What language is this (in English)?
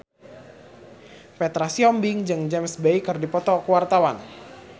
Sundanese